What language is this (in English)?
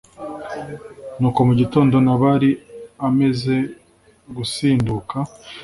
Kinyarwanda